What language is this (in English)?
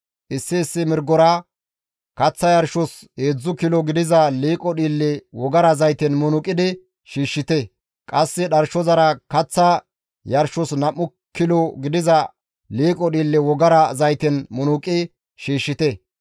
Gamo